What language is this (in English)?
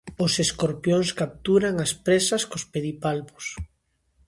Galician